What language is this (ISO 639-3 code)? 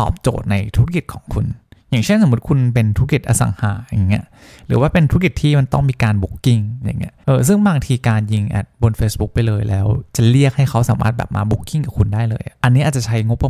tha